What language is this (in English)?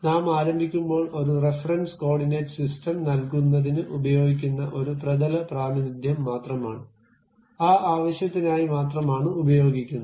Malayalam